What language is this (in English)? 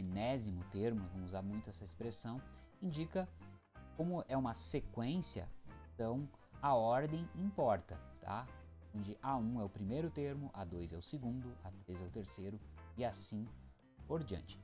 Portuguese